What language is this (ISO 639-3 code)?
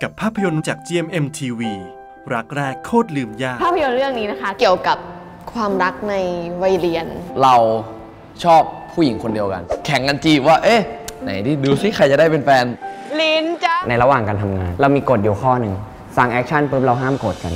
tha